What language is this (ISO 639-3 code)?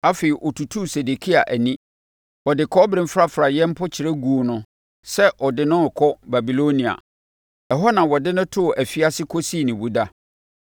aka